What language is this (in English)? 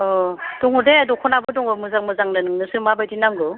Bodo